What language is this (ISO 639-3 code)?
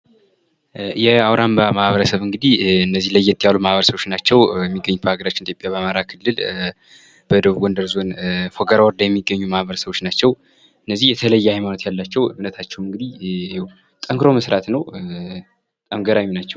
amh